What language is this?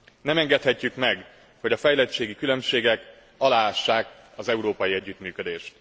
Hungarian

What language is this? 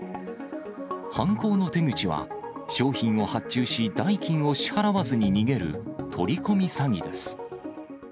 Japanese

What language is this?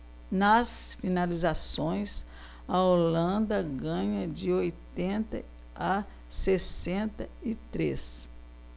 Portuguese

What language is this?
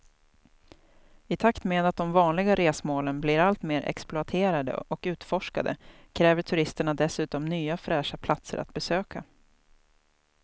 Swedish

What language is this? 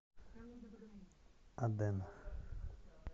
Russian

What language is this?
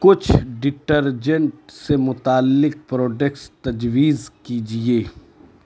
Urdu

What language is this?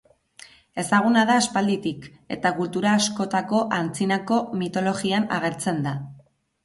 Basque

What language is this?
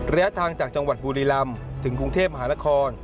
Thai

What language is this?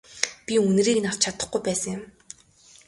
Mongolian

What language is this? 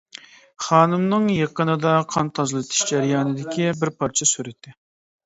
Uyghur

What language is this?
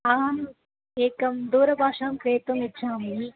Sanskrit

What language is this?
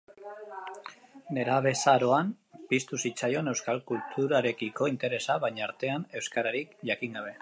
Basque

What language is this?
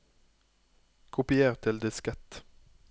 Norwegian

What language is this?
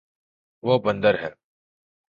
Urdu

